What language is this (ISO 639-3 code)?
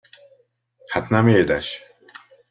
hun